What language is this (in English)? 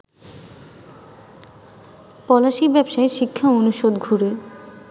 Bangla